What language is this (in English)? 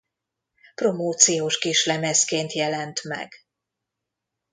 Hungarian